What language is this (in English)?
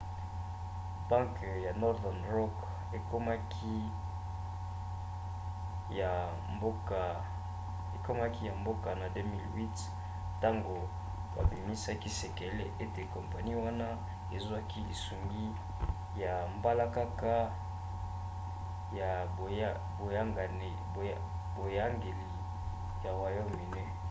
Lingala